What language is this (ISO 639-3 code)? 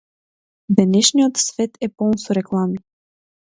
mkd